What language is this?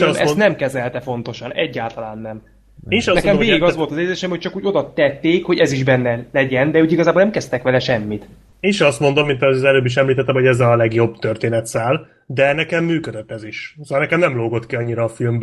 Hungarian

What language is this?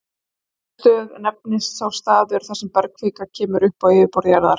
Icelandic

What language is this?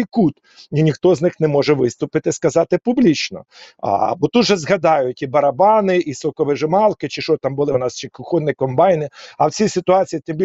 Ukrainian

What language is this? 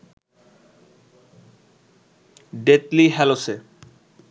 Bangla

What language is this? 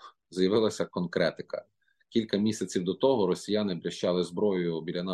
Ukrainian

